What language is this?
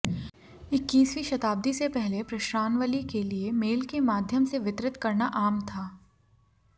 Hindi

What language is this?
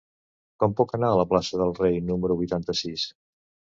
Catalan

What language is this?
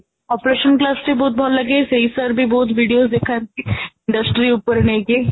Odia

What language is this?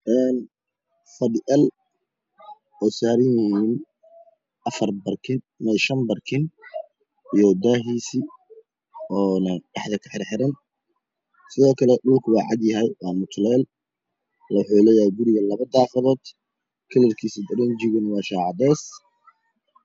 Somali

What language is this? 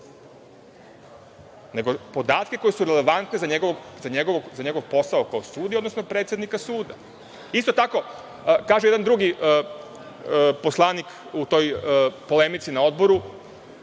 Serbian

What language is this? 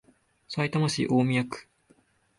Japanese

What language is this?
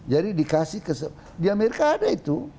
Indonesian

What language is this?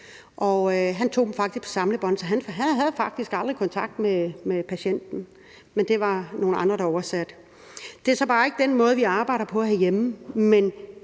Danish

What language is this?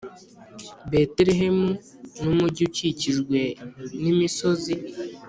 Kinyarwanda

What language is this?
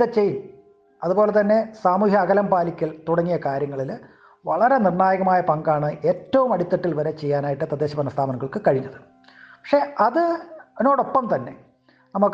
Malayalam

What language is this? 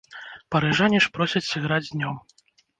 Belarusian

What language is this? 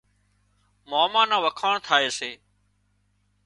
Wadiyara Koli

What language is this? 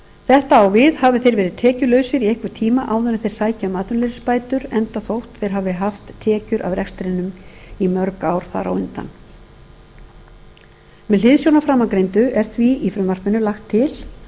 Icelandic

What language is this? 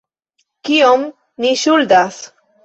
Esperanto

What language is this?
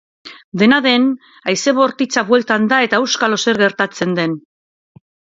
Basque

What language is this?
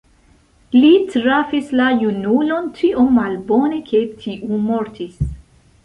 Esperanto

